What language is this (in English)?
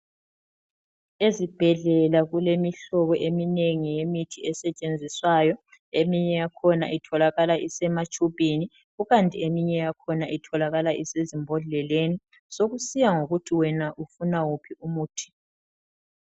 North Ndebele